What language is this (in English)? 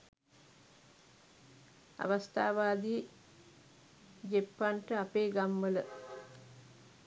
Sinhala